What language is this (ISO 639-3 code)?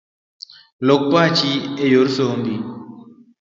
luo